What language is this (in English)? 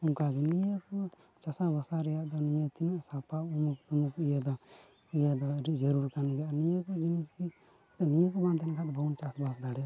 Santali